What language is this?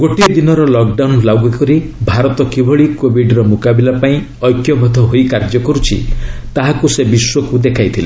Odia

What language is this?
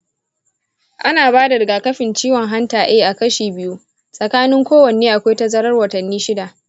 Hausa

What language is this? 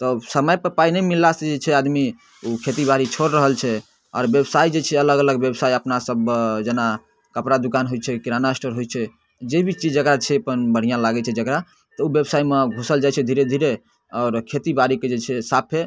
Maithili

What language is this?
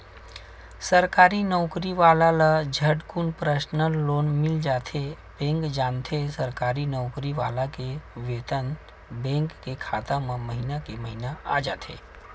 Chhattisgarhi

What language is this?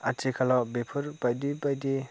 Bodo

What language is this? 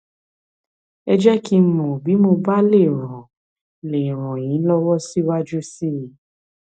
Yoruba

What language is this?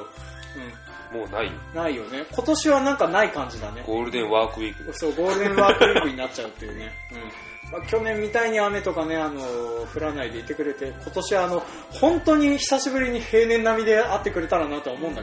Japanese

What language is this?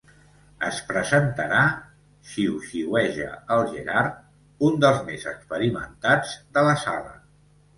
Catalan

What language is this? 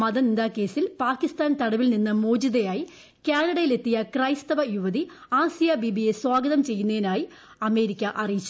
Malayalam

